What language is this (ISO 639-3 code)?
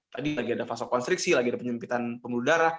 ind